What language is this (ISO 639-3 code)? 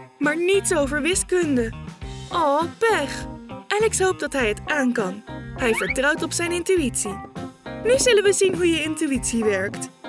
nld